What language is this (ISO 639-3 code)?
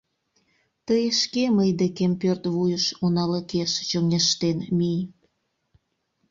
chm